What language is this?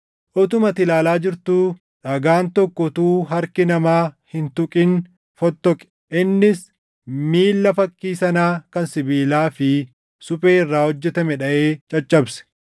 Oromo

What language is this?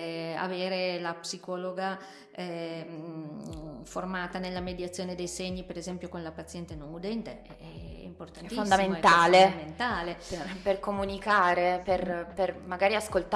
Italian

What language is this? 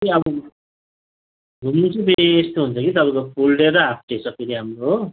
Nepali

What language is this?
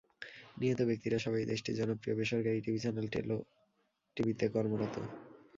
Bangla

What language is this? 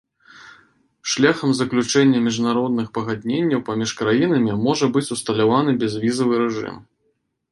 Belarusian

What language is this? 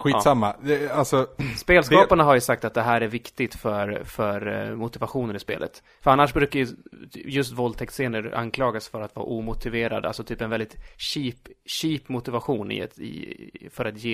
Swedish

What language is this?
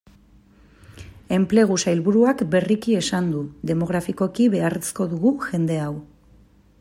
Basque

